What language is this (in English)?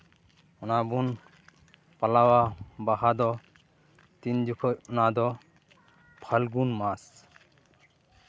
Santali